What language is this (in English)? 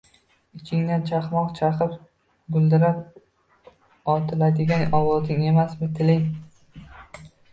Uzbek